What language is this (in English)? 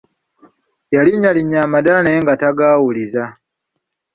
Ganda